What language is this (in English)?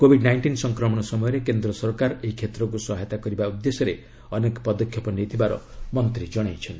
Odia